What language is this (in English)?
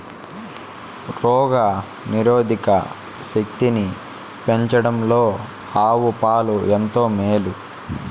Telugu